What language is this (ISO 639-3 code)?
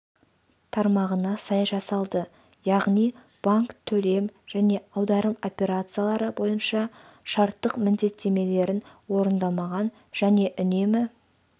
kaz